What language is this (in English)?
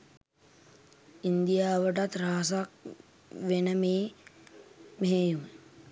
Sinhala